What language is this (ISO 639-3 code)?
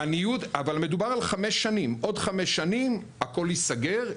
heb